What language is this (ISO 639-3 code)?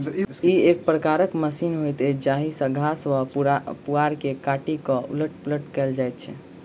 mai